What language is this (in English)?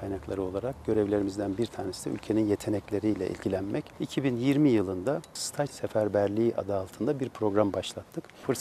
Turkish